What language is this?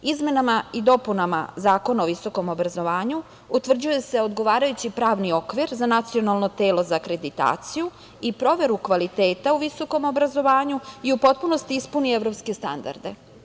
Serbian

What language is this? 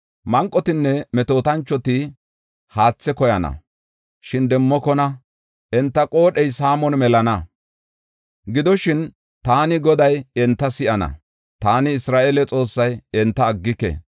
Gofa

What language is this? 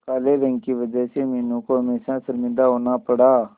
Hindi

